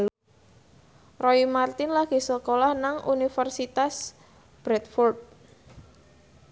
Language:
Javanese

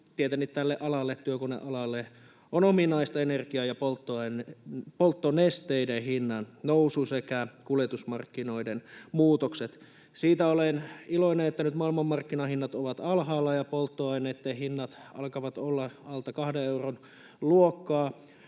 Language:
Finnish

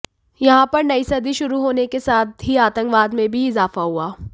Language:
Hindi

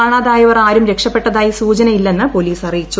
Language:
Malayalam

